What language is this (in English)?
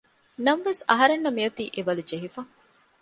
Divehi